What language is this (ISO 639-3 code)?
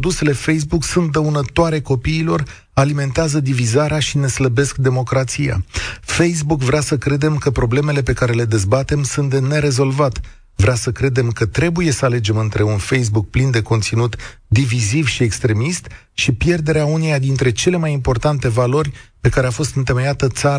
ron